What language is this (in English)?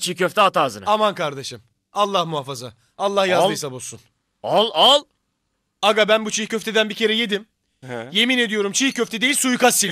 Turkish